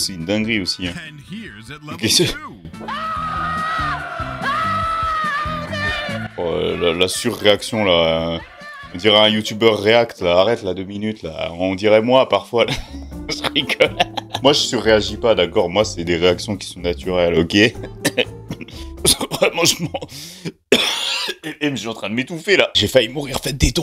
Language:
French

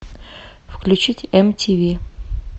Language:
Russian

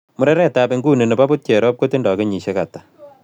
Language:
Kalenjin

